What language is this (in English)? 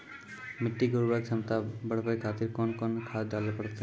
Maithili